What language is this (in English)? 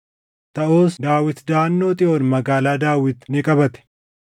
Oromo